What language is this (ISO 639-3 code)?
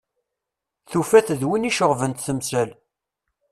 kab